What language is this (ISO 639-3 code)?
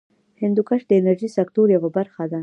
pus